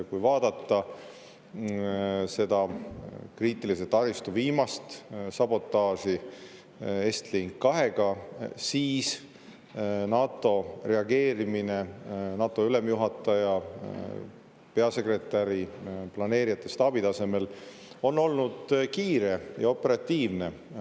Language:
Estonian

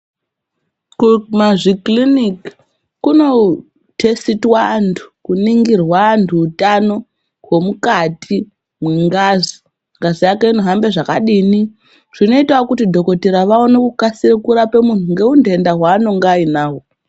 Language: Ndau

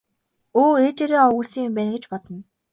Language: Mongolian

